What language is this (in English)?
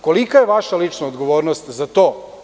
Serbian